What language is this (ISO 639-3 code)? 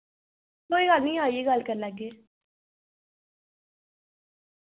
doi